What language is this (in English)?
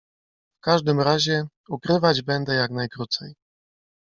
Polish